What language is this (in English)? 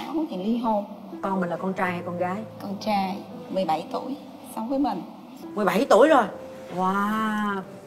Vietnamese